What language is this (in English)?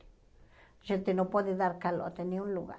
Portuguese